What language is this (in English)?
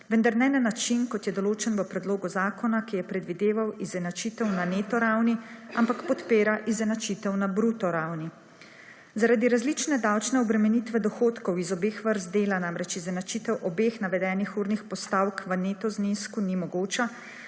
Slovenian